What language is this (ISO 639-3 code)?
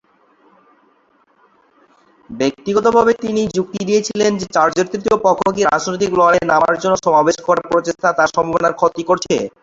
ben